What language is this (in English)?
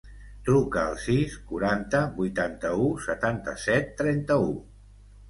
Catalan